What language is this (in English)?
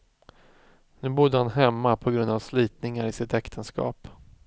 Swedish